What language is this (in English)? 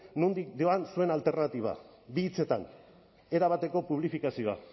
Basque